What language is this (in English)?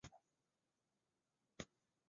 Chinese